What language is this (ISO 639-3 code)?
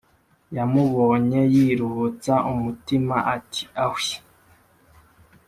kin